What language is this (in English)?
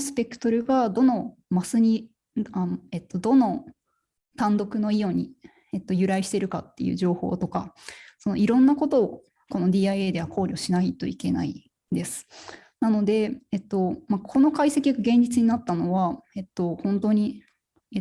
Japanese